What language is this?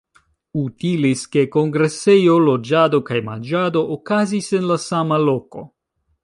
Esperanto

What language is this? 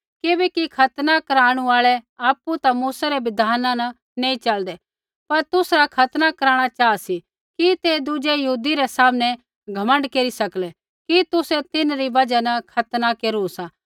Kullu Pahari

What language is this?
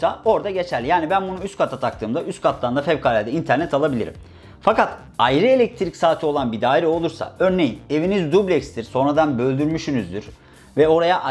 Turkish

